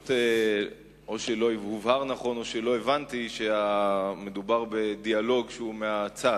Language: Hebrew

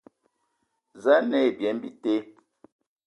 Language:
Ewondo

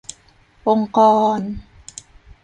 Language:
Thai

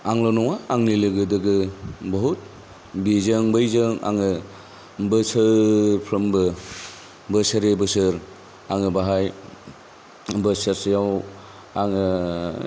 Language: Bodo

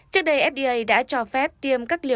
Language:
Vietnamese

